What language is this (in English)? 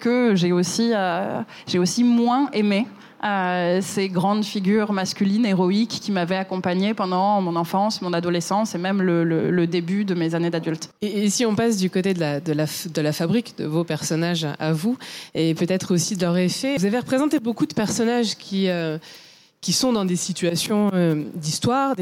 French